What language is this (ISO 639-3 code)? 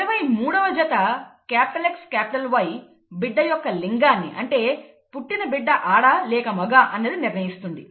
tel